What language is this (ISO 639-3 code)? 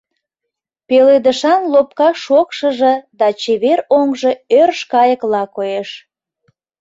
chm